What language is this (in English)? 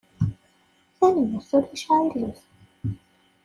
Kabyle